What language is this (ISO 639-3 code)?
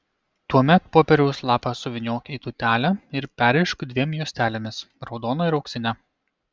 lit